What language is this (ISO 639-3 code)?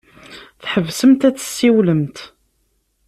kab